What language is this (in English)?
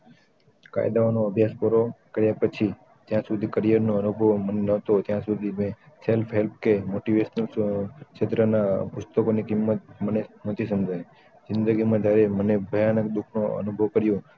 Gujarati